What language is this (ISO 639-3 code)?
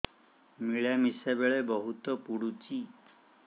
ori